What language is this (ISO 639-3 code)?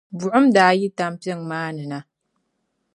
dag